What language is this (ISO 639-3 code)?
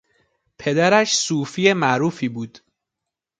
fas